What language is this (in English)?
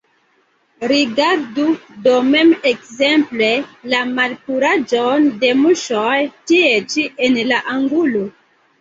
Esperanto